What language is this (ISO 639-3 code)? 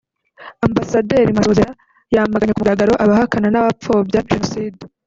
kin